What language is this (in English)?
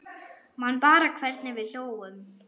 Icelandic